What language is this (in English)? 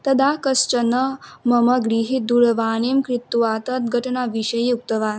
Sanskrit